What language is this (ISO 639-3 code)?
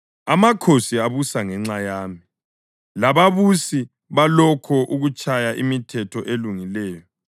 nde